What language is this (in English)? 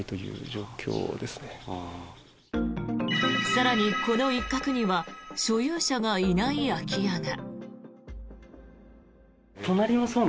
Japanese